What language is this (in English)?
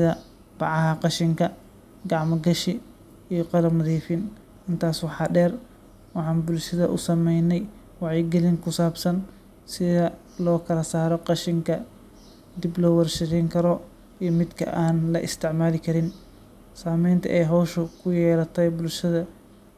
Somali